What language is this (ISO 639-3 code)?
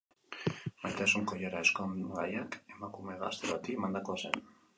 eus